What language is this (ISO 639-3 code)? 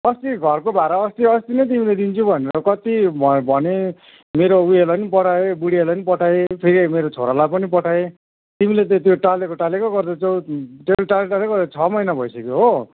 nep